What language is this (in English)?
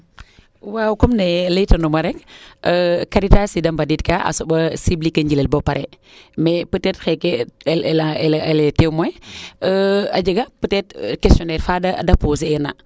Serer